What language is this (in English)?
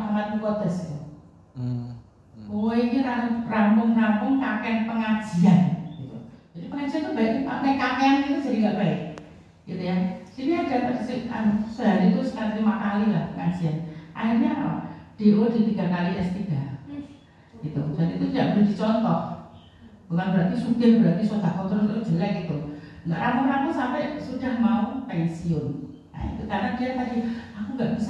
Indonesian